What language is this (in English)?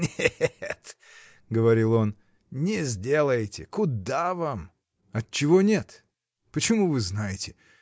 Russian